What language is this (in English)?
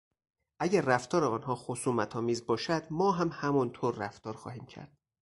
Persian